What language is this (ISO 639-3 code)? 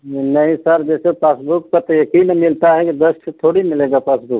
hin